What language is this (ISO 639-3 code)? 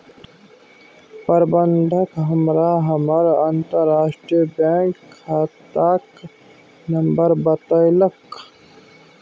mai